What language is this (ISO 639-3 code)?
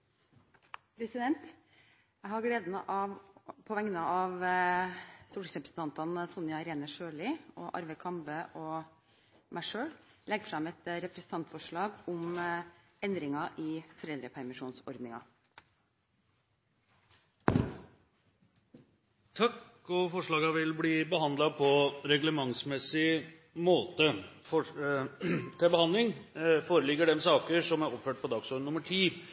nob